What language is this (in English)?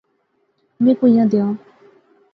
Pahari-Potwari